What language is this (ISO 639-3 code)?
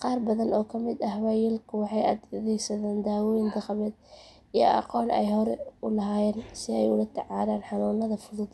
som